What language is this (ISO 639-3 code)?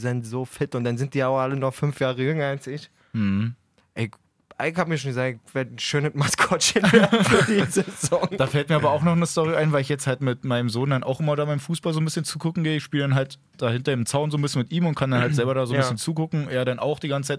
deu